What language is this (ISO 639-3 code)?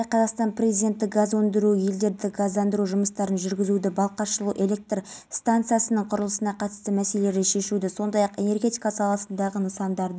kaz